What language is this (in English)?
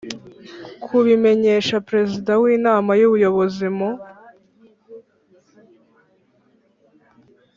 Kinyarwanda